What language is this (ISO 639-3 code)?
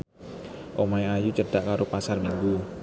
jav